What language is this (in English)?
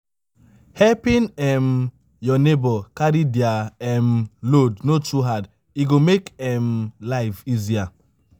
Nigerian Pidgin